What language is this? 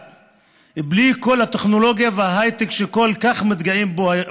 Hebrew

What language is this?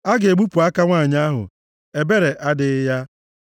Igbo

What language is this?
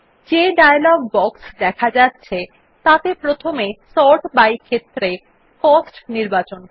Bangla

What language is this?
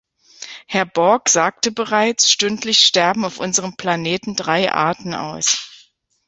German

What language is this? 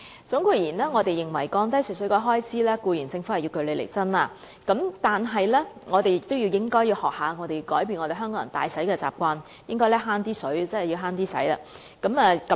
Cantonese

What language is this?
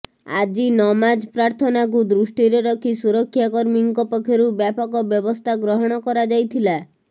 Odia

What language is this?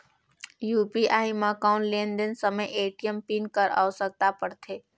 Chhattisgarhi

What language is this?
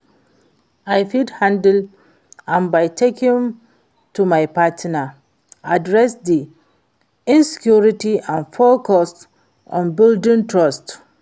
Nigerian Pidgin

